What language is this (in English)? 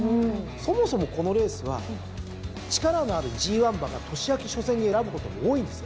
Japanese